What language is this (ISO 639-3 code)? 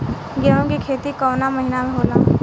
bho